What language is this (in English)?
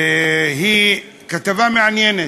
Hebrew